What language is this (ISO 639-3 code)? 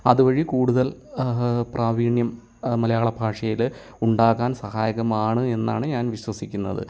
mal